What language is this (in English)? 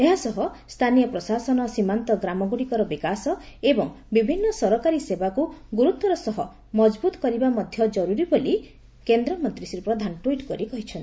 Odia